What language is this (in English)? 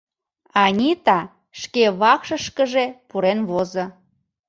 Mari